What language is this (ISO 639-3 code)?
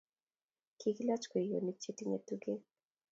kln